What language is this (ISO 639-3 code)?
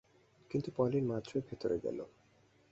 ben